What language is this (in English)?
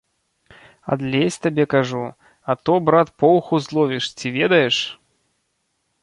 Belarusian